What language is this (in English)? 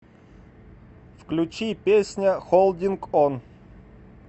Russian